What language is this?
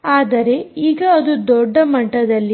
Kannada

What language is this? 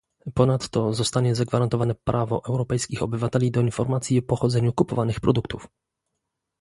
Polish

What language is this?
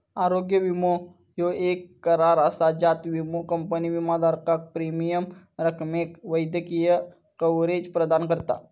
Marathi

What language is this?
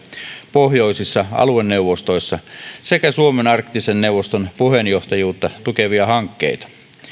Finnish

